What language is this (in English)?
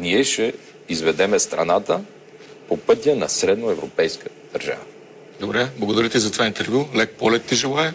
Bulgarian